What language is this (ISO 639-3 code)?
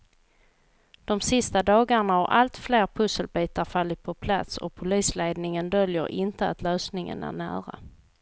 swe